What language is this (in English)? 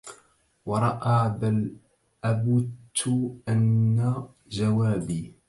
Arabic